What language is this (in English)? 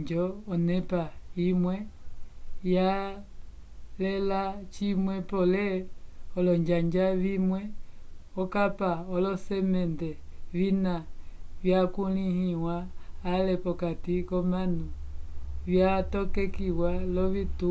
Umbundu